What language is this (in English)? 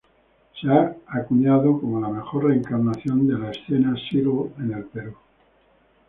Spanish